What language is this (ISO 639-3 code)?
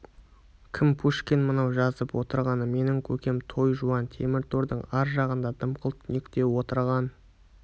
kaz